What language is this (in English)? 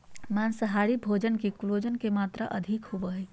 Magahi